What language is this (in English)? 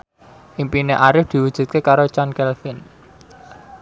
Javanese